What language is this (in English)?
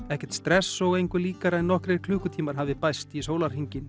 Icelandic